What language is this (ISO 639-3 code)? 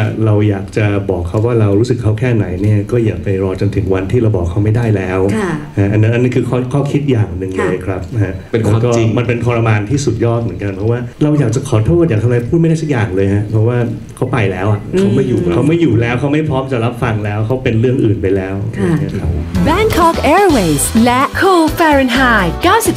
tha